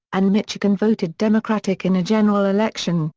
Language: English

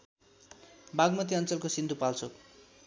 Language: Nepali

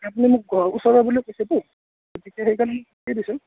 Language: Assamese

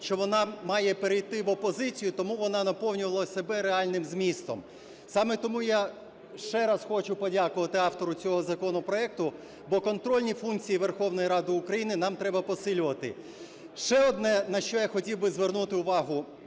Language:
Ukrainian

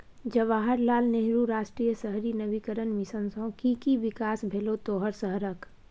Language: Maithili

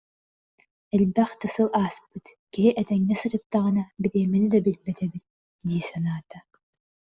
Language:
Yakut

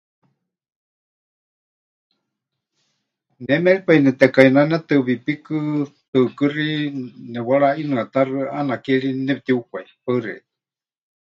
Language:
Huichol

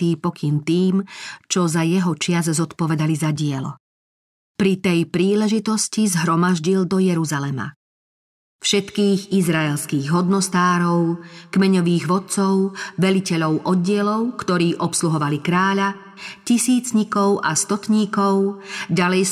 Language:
Slovak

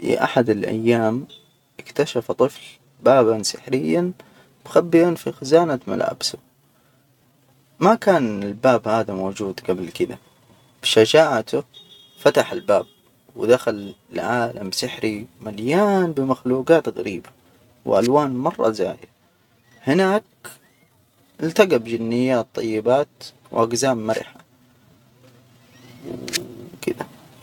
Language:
Hijazi Arabic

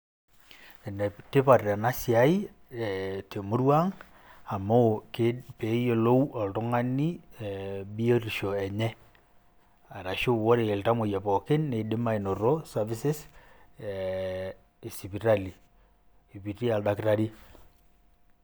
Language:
Masai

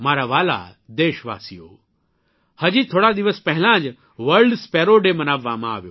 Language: Gujarati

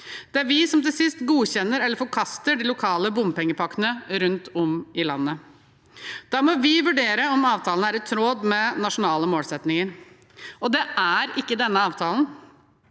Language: Norwegian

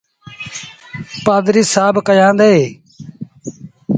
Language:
Sindhi Bhil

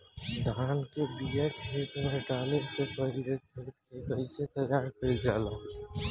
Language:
Bhojpuri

